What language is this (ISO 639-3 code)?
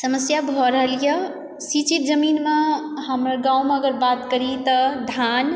mai